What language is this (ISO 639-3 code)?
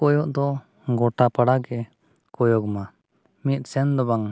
sat